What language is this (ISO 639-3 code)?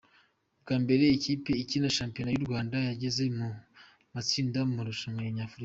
kin